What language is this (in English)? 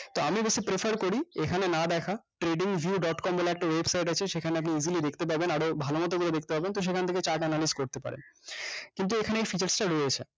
Bangla